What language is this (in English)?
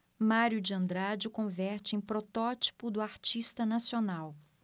Portuguese